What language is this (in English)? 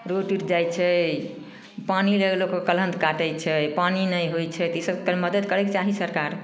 Maithili